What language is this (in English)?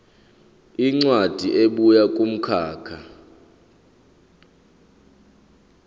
Zulu